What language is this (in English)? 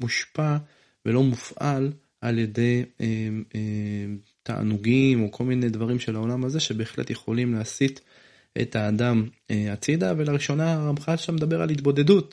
Hebrew